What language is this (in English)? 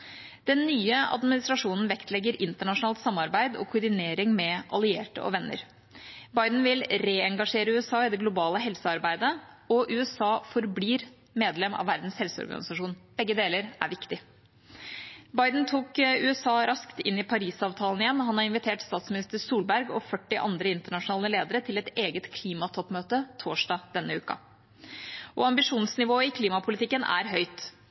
Norwegian Bokmål